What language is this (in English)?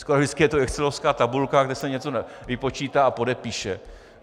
Czech